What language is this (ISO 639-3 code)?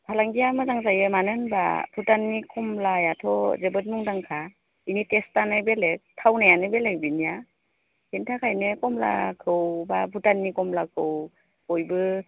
brx